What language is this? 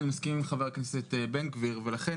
Hebrew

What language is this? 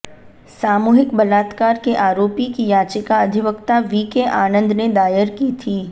Hindi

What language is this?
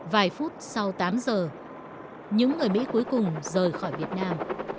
Vietnamese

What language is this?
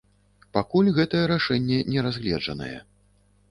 Belarusian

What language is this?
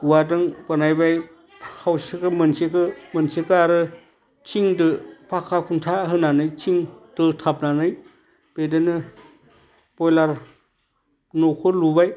Bodo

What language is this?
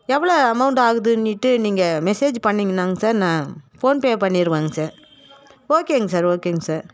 Tamil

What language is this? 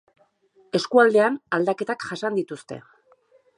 Basque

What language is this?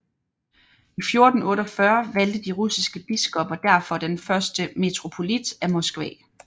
Danish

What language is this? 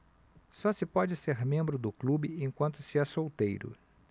Portuguese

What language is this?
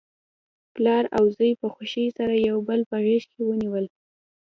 Pashto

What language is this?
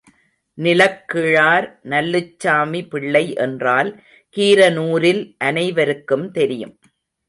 Tamil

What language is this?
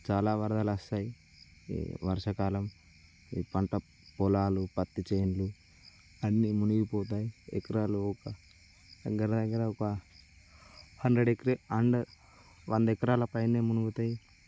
Telugu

